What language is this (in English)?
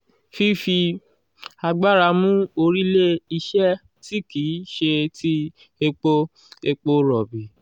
Yoruba